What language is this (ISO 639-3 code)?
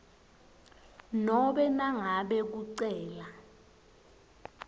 ssw